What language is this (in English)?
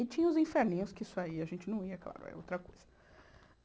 Portuguese